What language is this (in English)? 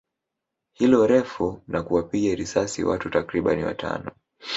Swahili